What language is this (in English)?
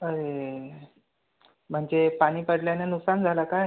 Marathi